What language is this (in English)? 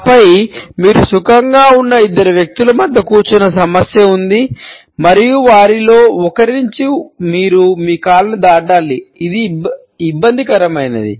Telugu